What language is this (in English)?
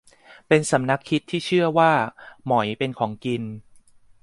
Thai